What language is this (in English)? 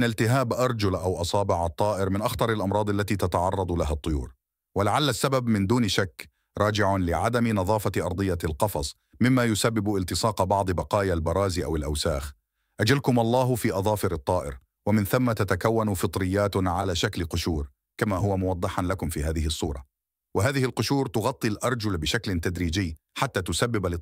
Arabic